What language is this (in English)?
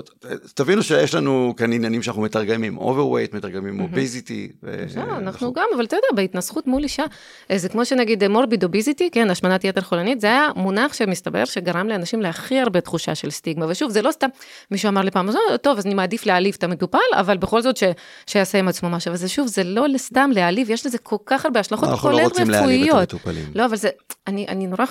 Hebrew